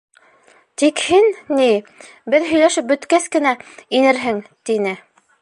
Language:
Bashkir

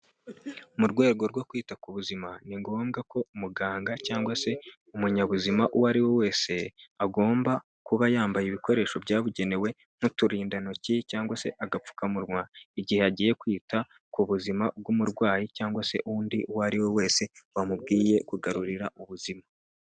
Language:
Kinyarwanda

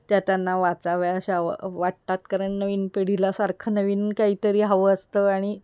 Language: Marathi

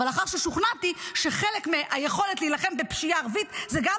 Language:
Hebrew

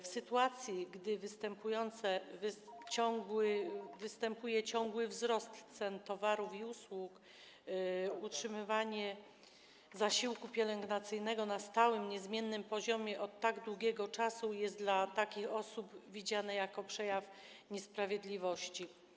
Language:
Polish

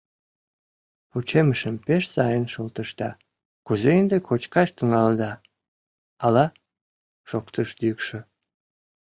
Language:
Mari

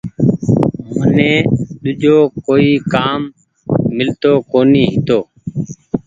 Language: Goaria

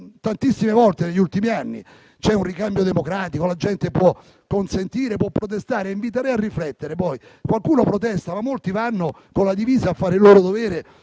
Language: Italian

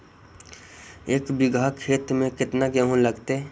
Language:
Magahi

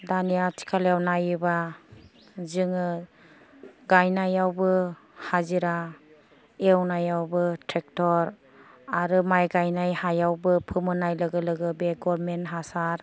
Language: Bodo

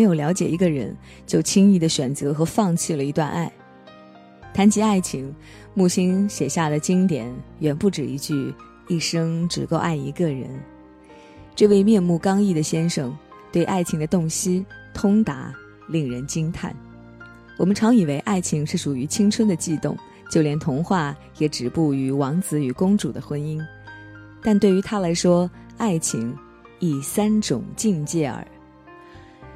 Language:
Chinese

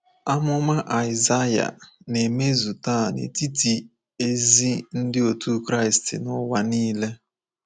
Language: Igbo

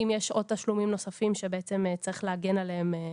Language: Hebrew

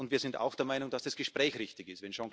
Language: German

